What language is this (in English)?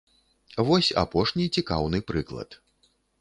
Belarusian